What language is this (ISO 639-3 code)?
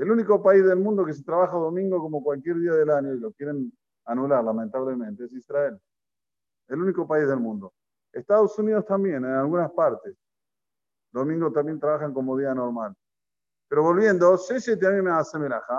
spa